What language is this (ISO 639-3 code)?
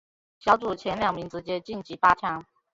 zho